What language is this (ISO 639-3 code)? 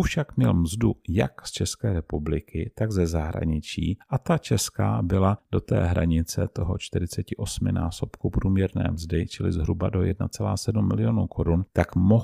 ces